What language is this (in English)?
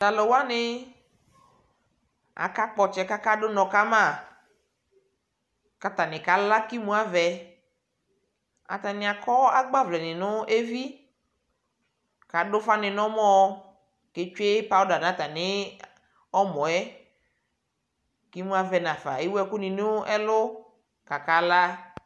Ikposo